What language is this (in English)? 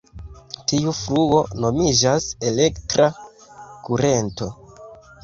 Esperanto